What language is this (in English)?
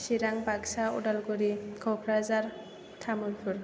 Bodo